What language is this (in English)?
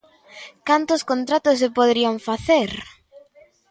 Galician